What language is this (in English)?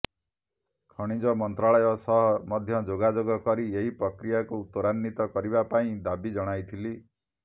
Odia